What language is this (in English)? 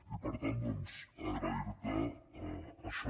Catalan